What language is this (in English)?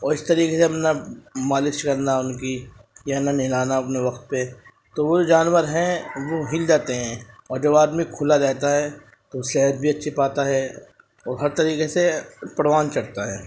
Urdu